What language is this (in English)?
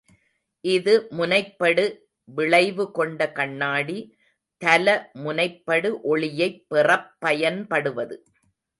Tamil